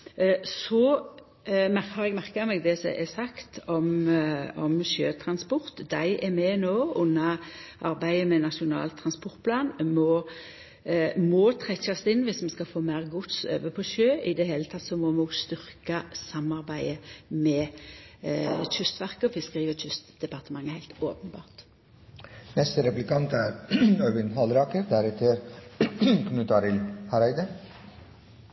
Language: Norwegian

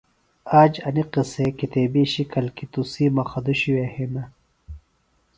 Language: Phalura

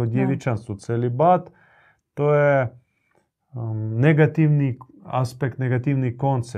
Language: Croatian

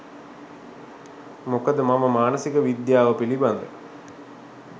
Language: Sinhala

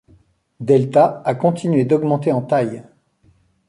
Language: French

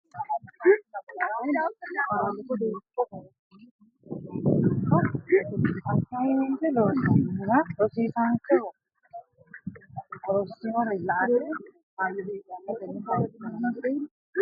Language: Sidamo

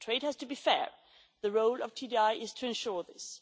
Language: English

